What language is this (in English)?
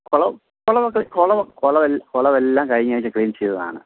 Malayalam